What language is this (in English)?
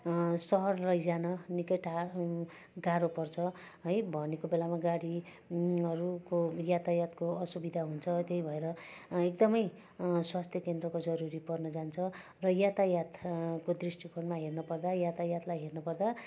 Nepali